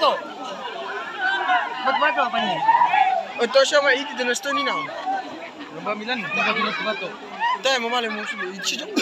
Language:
Indonesian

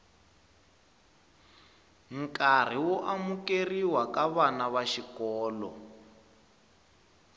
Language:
Tsonga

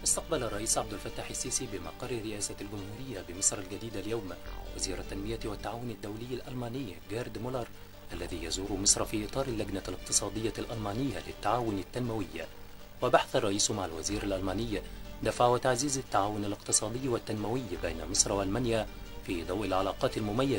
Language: Arabic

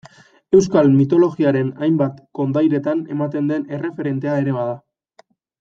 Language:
Basque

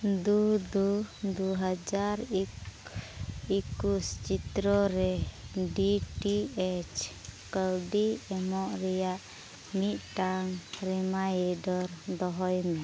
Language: Santali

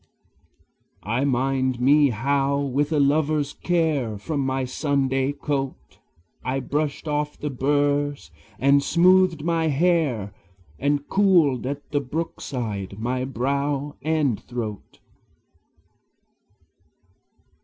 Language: English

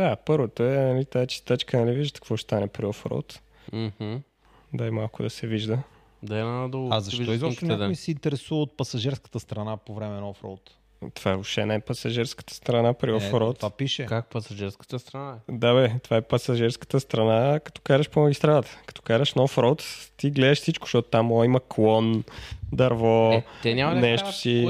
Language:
Bulgarian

